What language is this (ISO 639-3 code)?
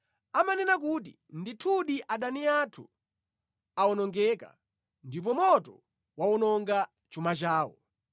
nya